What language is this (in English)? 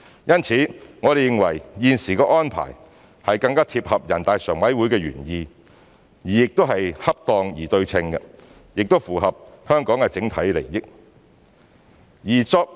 Cantonese